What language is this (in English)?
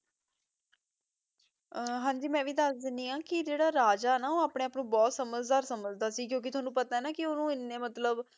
Punjabi